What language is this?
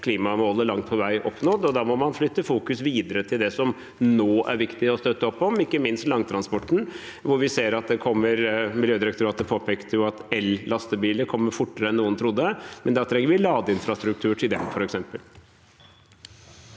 Norwegian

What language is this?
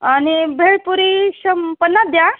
Marathi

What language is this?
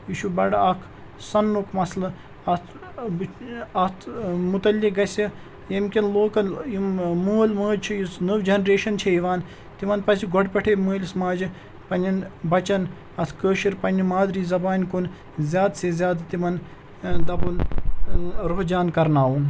Kashmiri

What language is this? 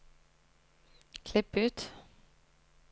Norwegian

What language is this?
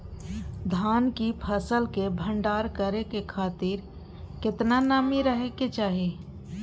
Maithili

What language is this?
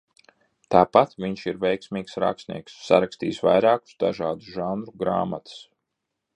Latvian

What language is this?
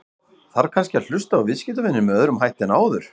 Icelandic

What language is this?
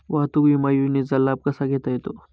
Marathi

